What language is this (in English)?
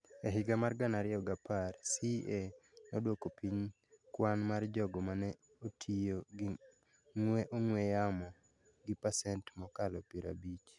Luo (Kenya and Tanzania)